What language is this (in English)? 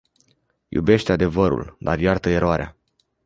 Romanian